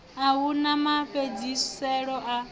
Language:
Venda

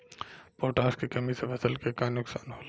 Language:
Bhojpuri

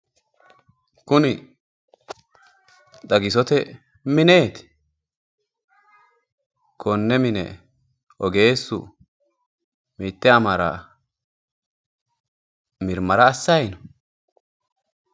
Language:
Sidamo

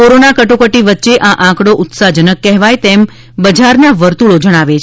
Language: Gujarati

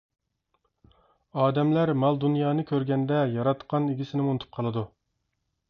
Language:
Uyghur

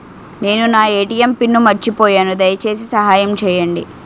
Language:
Telugu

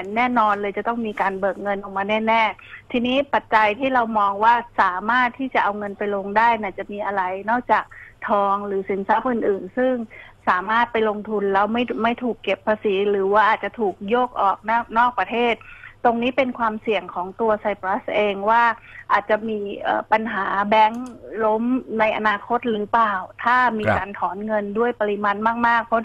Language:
Thai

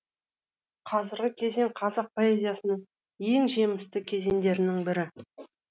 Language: Kazakh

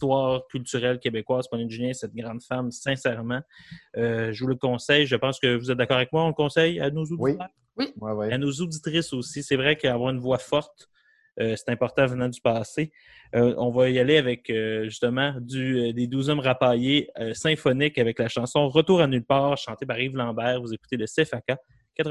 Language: French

